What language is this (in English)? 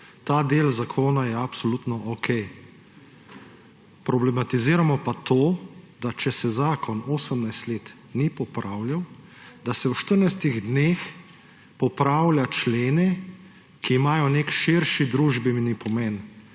Slovenian